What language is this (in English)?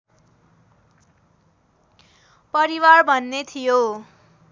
Nepali